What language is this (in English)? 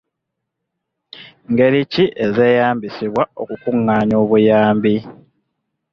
Ganda